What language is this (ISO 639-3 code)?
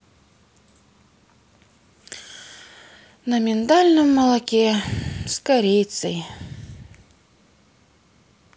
rus